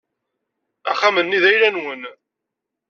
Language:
Kabyle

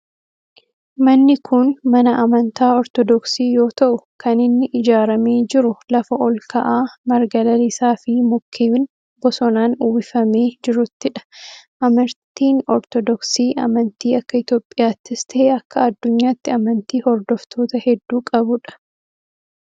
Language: Oromo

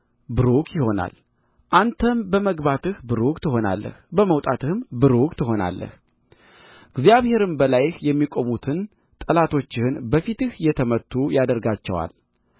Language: Amharic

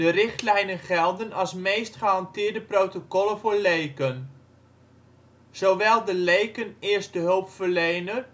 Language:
Dutch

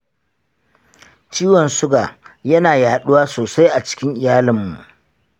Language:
Hausa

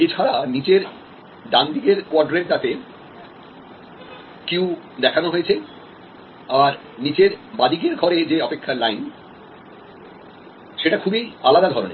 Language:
Bangla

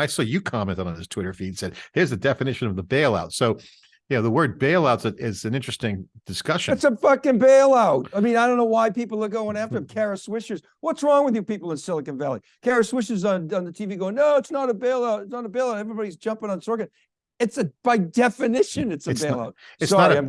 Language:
English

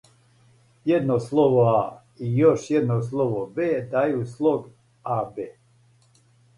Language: Serbian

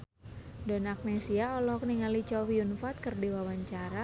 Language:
Sundanese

